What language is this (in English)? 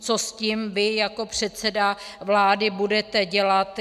Czech